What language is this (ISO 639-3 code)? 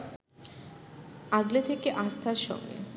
ben